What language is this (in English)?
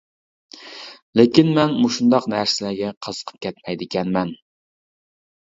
Uyghur